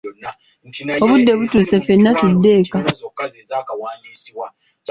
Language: Ganda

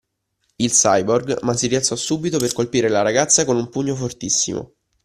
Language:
Italian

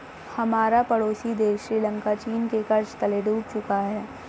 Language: Hindi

